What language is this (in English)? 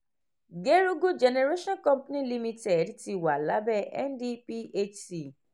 Yoruba